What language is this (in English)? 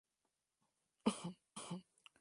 Spanish